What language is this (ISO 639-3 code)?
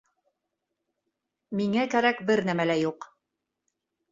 bak